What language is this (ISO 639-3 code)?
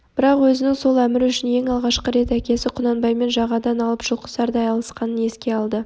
kaz